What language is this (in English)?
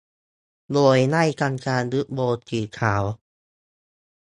Thai